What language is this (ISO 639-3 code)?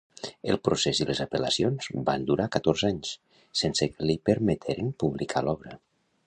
cat